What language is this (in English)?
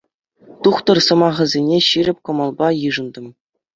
Chuvash